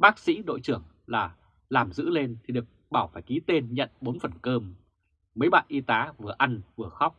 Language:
Vietnamese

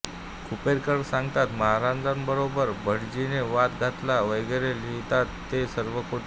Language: Marathi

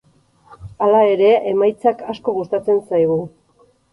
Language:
Basque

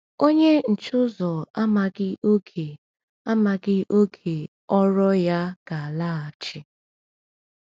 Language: Igbo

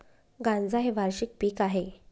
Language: Marathi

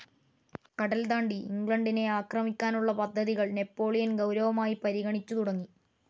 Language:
Malayalam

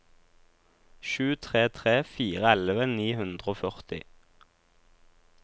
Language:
Norwegian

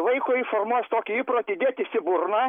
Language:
Lithuanian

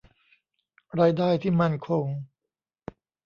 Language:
Thai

